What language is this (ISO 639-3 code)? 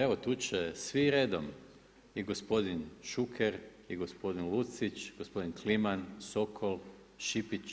hrv